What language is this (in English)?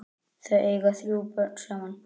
Icelandic